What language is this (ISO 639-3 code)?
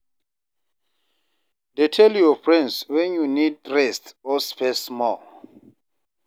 pcm